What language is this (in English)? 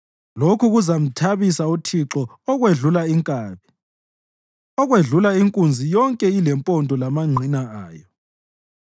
North Ndebele